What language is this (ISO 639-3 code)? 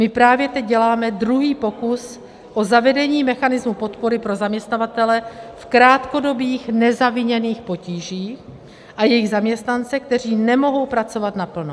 ces